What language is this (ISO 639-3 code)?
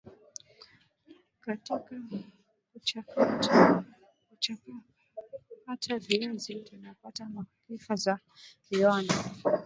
swa